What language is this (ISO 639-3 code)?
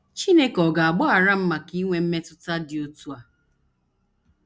ibo